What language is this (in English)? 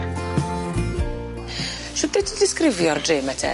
Welsh